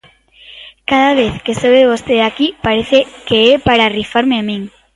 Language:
Galician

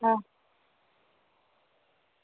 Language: Gujarati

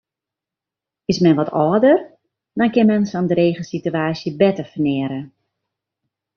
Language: Western Frisian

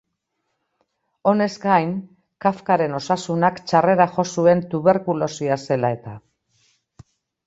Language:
Basque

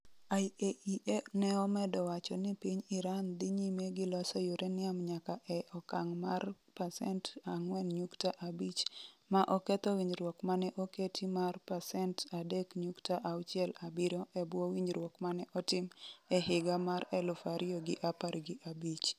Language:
Luo (Kenya and Tanzania)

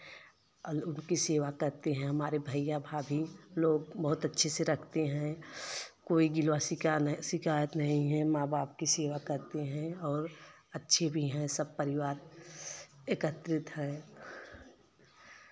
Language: Hindi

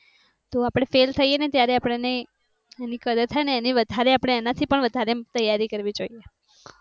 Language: Gujarati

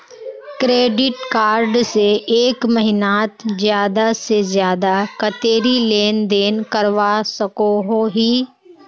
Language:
Magahi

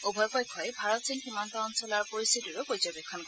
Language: Assamese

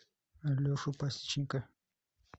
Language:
Russian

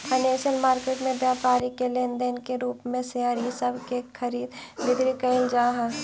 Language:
Magahi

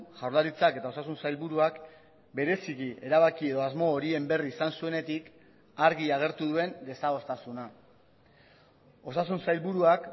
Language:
Basque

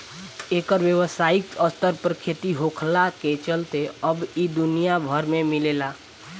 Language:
Bhojpuri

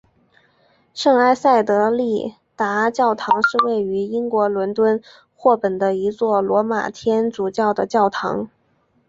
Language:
Chinese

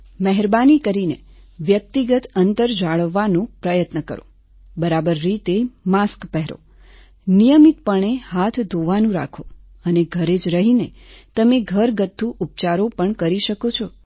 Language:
Gujarati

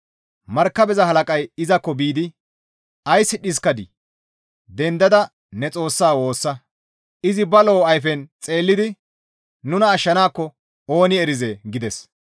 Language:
Gamo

